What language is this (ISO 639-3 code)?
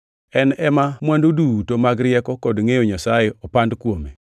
luo